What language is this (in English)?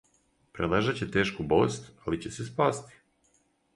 Serbian